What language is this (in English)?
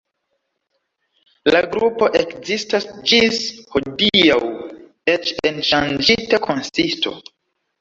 Esperanto